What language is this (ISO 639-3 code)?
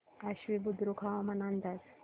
mar